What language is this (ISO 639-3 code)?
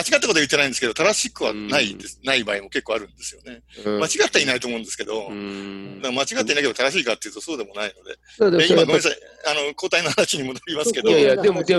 jpn